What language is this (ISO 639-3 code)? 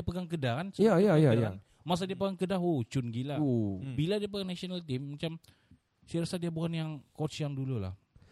msa